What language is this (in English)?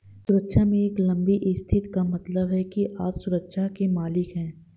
Hindi